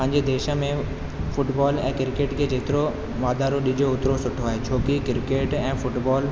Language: Sindhi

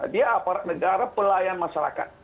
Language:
Indonesian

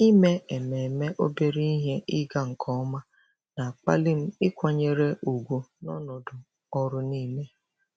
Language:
Igbo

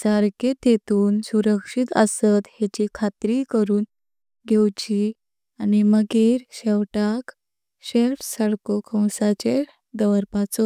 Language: Konkani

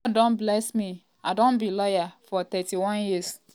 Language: Nigerian Pidgin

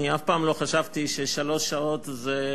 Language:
Hebrew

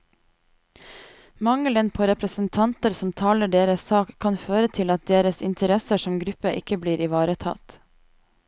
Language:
Norwegian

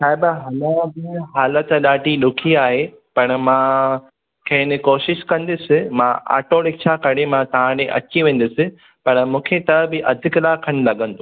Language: Sindhi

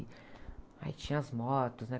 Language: Portuguese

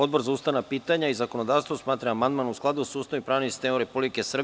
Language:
Serbian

